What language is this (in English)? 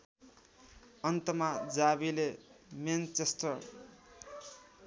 Nepali